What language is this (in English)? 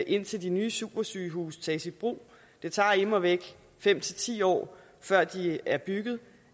Danish